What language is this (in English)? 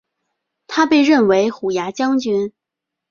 Chinese